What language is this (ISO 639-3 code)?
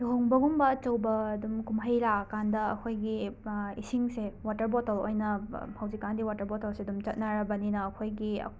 mni